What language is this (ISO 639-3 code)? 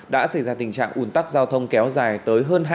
vie